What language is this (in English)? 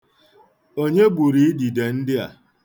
Igbo